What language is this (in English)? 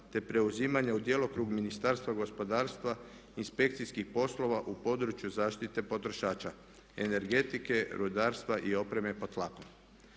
Croatian